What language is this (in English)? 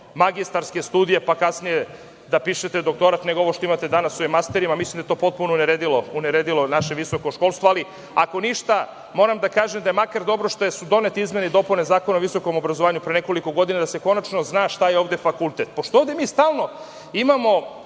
Serbian